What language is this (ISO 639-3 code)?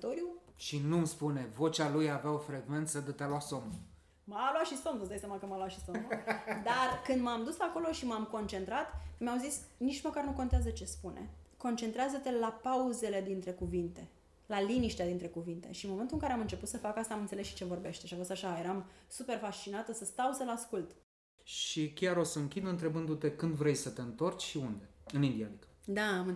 ron